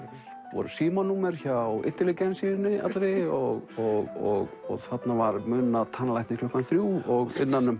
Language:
Icelandic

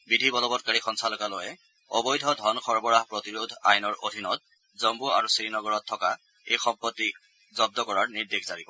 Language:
Assamese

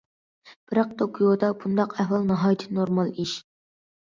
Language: Uyghur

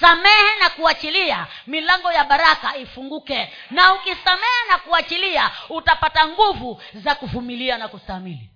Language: Swahili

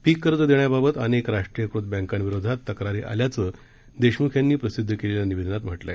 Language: Marathi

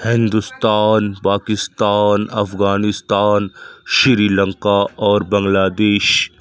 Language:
Urdu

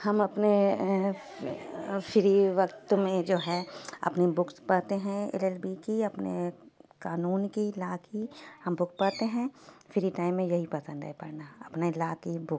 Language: Urdu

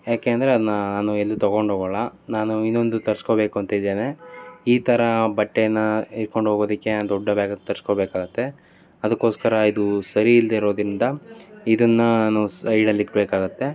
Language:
Kannada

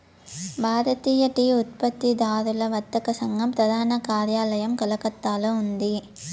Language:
Telugu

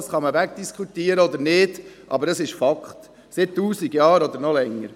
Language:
Swiss German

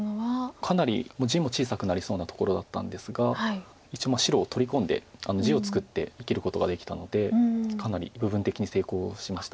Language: Japanese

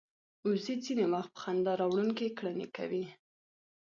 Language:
Pashto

